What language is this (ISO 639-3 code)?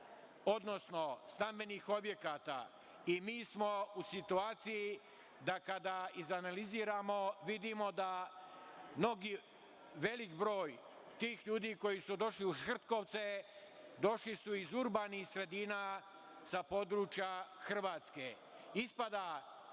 srp